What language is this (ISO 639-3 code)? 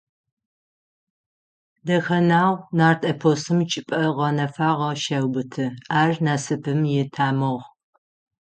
ady